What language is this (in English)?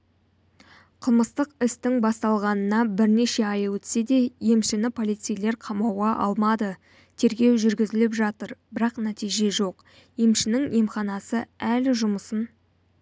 Kazakh